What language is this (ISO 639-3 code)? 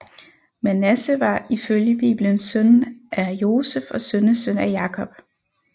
dan